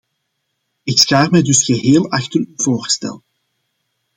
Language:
Dutch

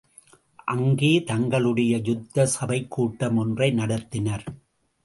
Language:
Tamil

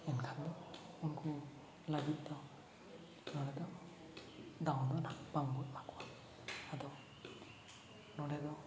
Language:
Santali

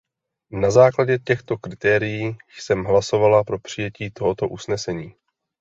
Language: Czech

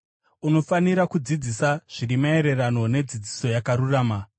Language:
Shona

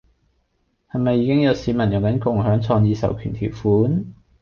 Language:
Cantonese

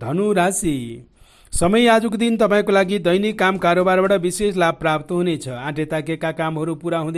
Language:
Hindi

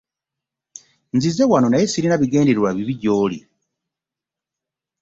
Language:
Ganda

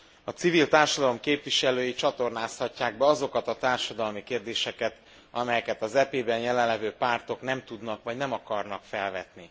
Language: Hungarian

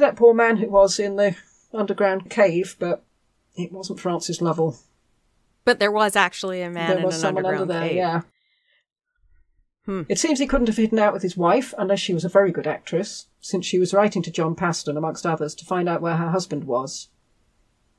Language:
English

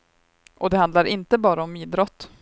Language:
Swedish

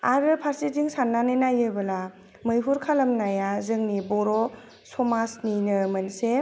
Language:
Bodo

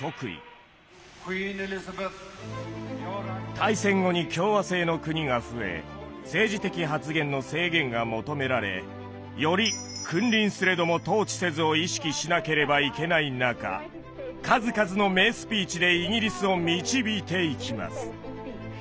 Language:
Japanese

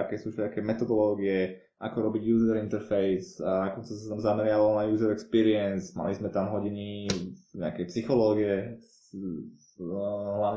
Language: Slovak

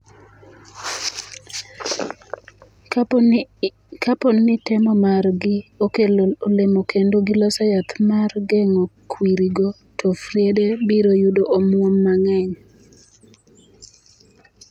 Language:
Luo (Kenya and Tanzania)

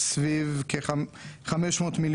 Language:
Hebrew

